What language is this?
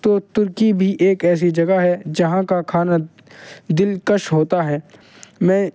Urdu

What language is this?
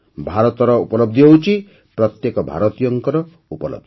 Odia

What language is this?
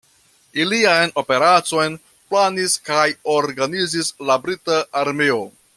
Esperanto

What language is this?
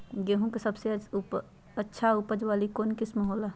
Magahi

